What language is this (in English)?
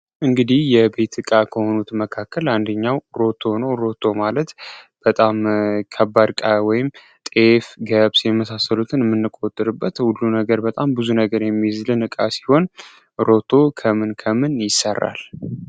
Amharic